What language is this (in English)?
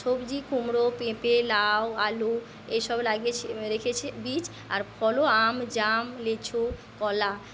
Bangla